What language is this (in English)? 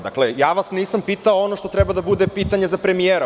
Serbian